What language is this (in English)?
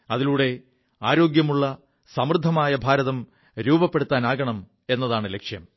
Malayalam